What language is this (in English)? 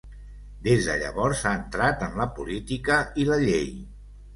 Catalan